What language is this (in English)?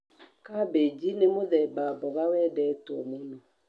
Kikuyu